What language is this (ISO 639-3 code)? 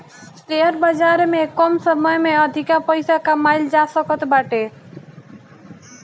bho